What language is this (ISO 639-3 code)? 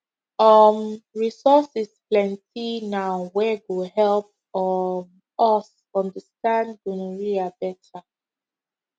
pcm